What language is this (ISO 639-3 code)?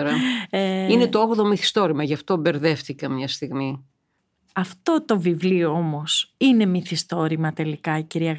ell